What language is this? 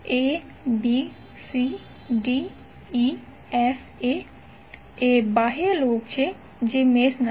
Gujarati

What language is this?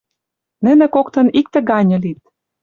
Western Mari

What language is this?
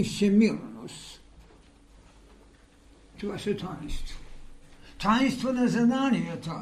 Bulgarian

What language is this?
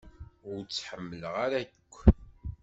Kabyle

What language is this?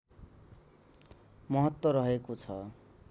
Nepali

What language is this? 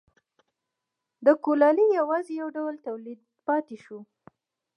Pashto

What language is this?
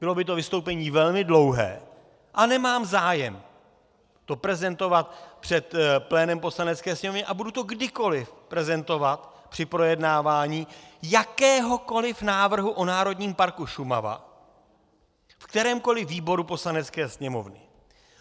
Czech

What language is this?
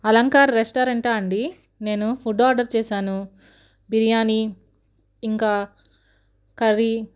Telugu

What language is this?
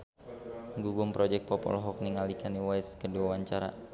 Sundanese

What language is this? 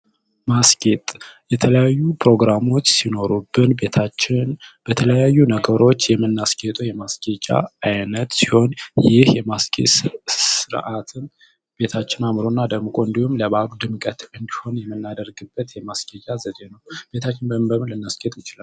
Amharic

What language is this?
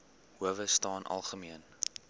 Afrikaans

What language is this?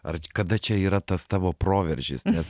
Lithuanian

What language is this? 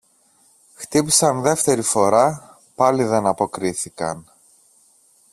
Greek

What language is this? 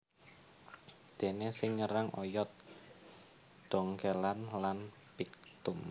Javanese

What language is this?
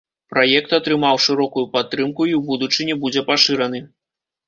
Belarusian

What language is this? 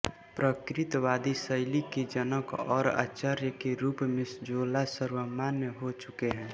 Hindi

